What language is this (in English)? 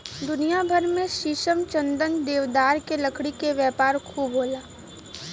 Bhojpuri